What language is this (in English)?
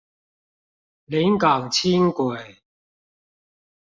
Chinese